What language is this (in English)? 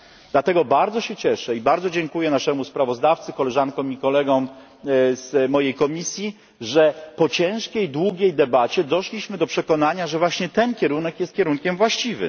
Polish